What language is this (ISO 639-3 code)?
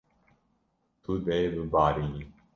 kur